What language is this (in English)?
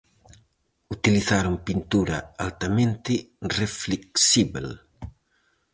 Galician